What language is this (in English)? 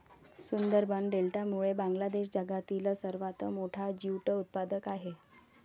Marathi